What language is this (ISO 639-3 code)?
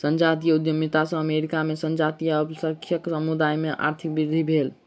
mai